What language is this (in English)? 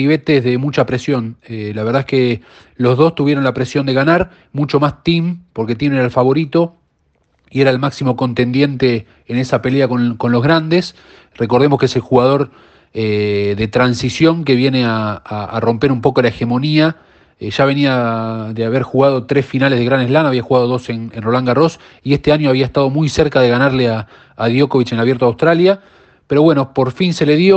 Spanish